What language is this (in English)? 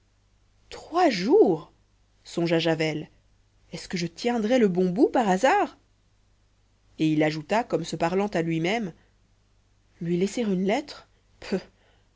French